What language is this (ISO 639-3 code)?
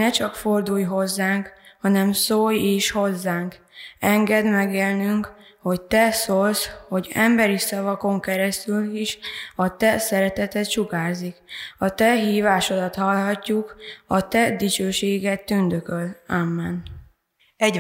hun